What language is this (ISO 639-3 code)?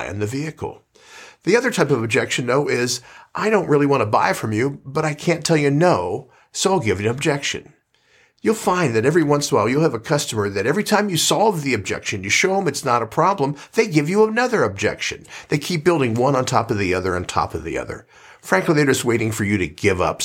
eng